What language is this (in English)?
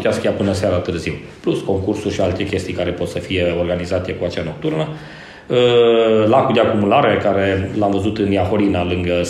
Romanian